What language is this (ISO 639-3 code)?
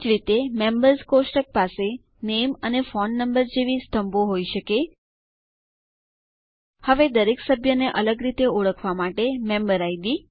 guj